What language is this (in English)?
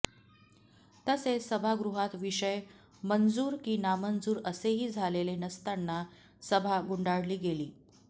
Marathi